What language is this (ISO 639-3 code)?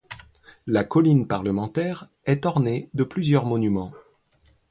fra